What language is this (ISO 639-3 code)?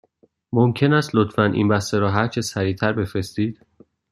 fas